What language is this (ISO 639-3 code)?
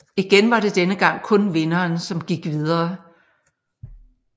dan